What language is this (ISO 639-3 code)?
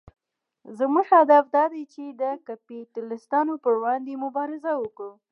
pus